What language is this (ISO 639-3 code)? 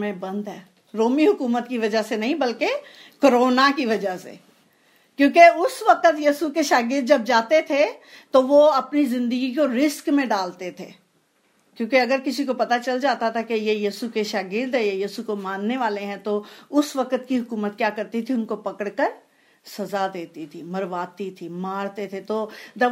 hin